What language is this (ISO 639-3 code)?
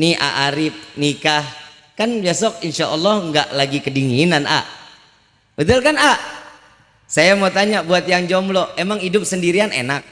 ind